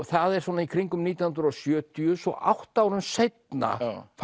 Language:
Icelandic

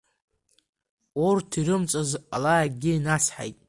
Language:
Abkhazian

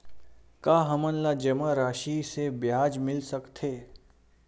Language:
Chhattisgarhi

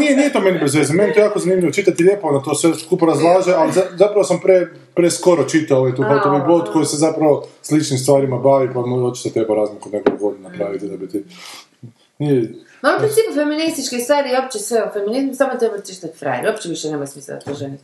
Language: Croatian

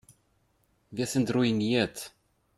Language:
German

